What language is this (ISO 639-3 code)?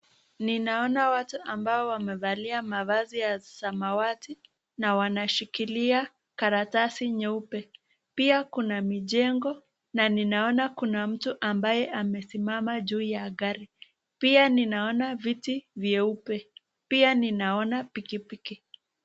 swa